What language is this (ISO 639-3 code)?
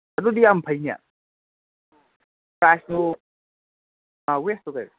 mni